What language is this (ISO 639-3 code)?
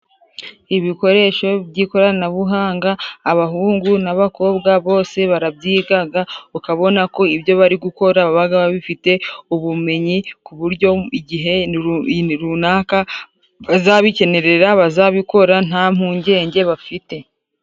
kin